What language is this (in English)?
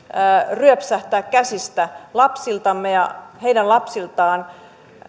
Finnish